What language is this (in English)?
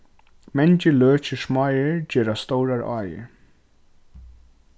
Faroese